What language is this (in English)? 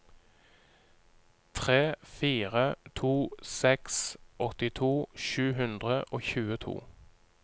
Norwegian